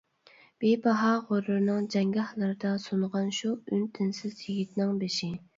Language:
Uyghur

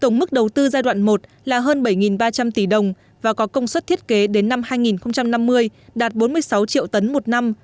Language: Vietnamese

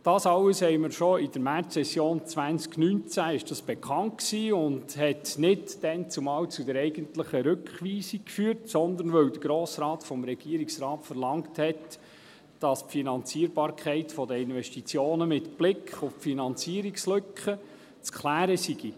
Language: Swiss German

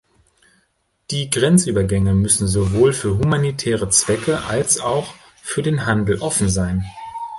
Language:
German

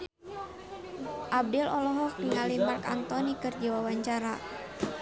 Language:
Sundanese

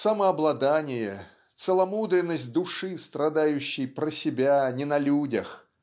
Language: Russian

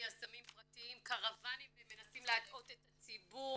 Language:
Hebrew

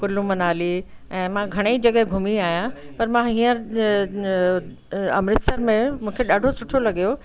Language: Sindhi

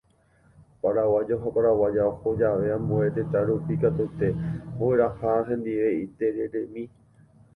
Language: Guarani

